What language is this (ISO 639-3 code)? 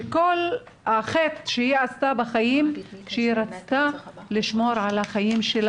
heb